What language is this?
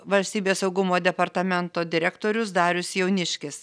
Lithuanian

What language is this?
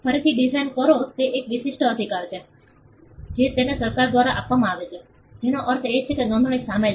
Gujarati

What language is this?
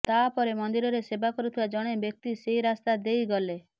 Odia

